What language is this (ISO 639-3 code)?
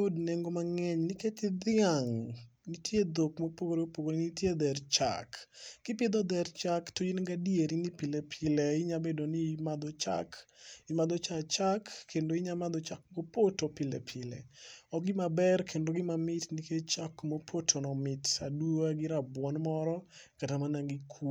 luo